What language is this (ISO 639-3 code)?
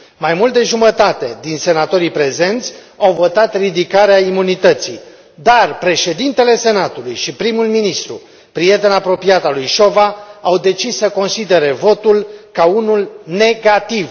ron